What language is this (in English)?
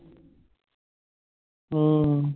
Punjabi